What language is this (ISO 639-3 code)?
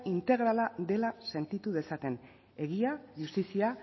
eus